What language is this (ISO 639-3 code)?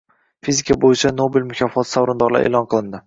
uzb